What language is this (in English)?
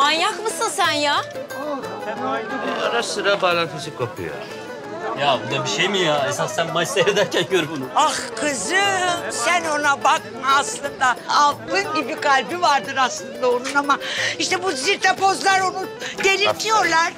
Turkish